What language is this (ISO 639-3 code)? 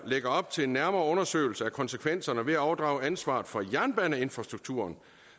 dan